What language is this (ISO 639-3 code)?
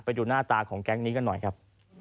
tha